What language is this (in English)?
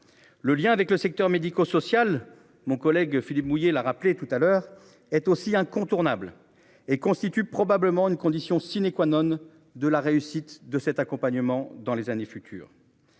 French